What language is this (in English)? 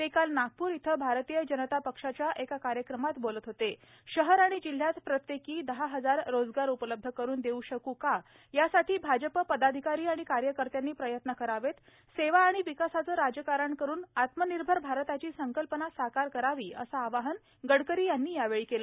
Marathi